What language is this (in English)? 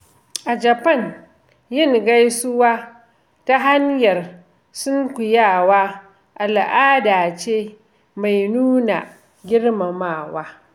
Hausa